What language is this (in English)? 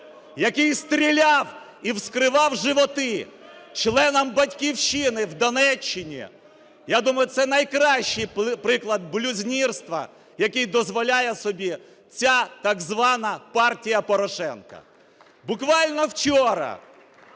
Ukrainian